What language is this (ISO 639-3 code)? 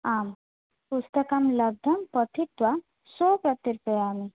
san